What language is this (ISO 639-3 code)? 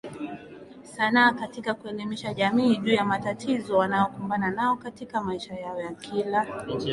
swa